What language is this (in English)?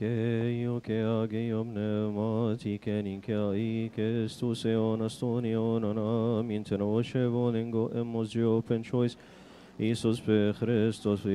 Arabic